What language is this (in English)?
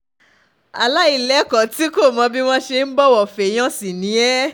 Yoruba